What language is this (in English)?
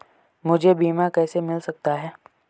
Hindi